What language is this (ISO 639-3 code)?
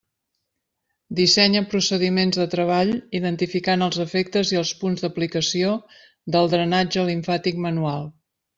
cat